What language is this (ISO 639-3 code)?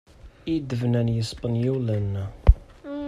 kab